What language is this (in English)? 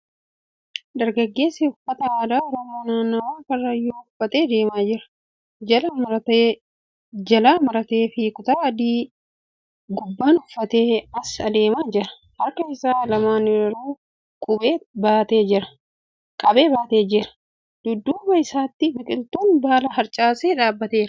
Oromo